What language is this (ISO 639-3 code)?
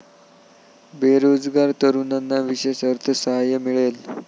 mar